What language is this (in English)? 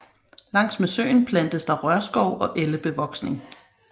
Danish